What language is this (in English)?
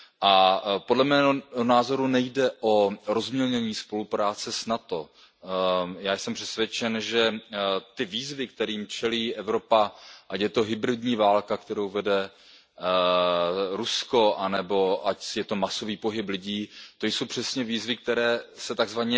Czech